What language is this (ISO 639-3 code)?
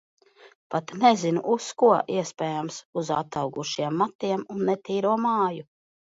lav